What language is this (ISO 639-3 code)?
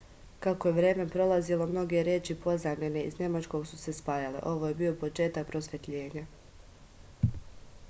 srp